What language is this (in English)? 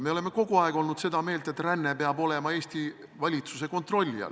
Estonian